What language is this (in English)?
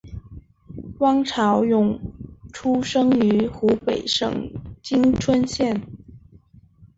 Chinese